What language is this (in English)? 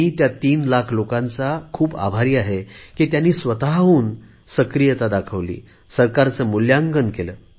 Marathi